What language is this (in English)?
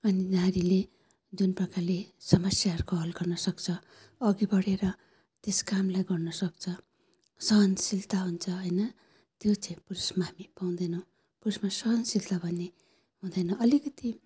Nepali